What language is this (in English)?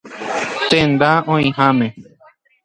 Guarani